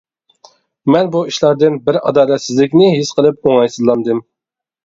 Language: Uyghur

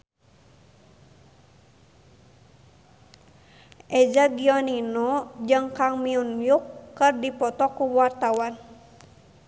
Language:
Sundanese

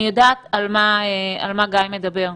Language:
Hebrew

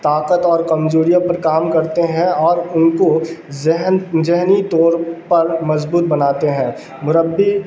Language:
Urdu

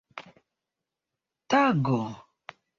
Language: Esperanto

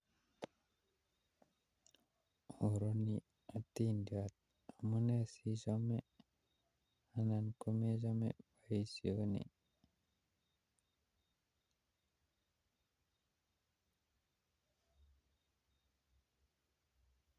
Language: Kalenjin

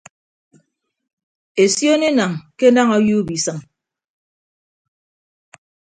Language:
Ibibio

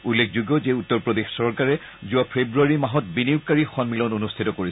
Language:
Assamese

